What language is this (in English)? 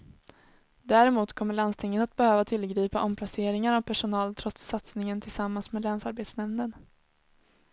Swedish